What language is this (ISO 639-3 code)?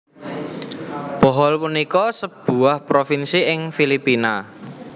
jav